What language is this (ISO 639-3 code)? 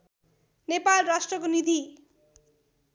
nep